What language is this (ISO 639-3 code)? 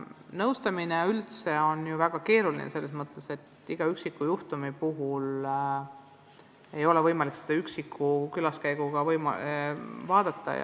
est